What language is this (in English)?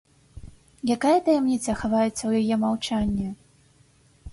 Belarusian